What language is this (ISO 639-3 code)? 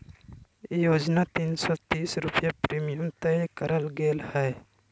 mag